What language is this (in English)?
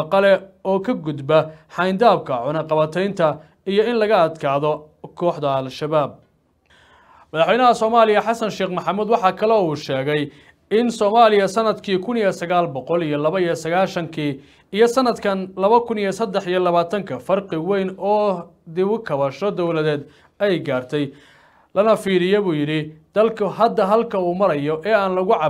Arabic